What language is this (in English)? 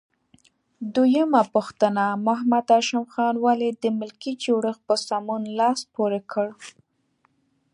Pashto